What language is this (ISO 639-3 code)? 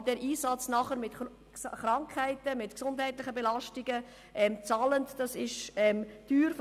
gsw